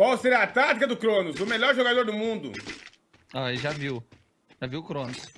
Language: Portuguese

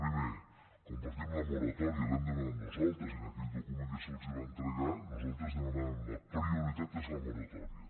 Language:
Catalan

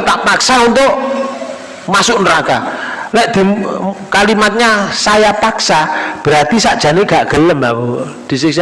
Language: Indonesian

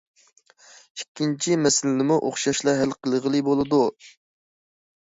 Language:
Uyghur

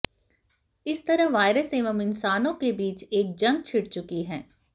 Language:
Hindi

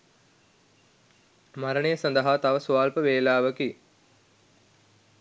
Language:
Sinhala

